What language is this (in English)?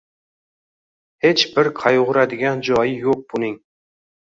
Uzbek